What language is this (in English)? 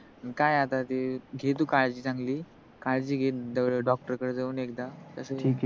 Marathi